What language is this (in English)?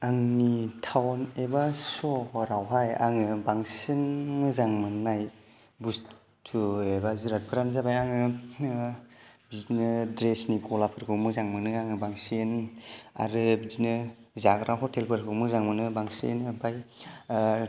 Bodo